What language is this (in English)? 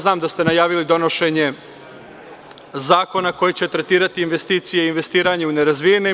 Serbian